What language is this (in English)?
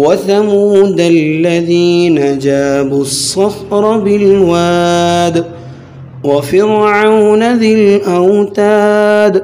Arabic